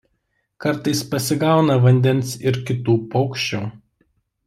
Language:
Lithuanian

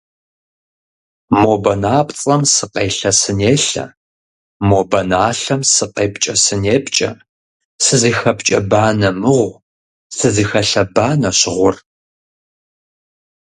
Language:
Kabardian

